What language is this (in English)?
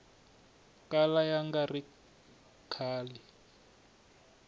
Tsonga